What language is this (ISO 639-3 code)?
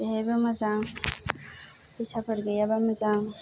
brx